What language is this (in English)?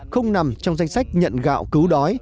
Vietnamese